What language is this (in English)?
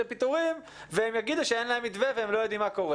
Hebrew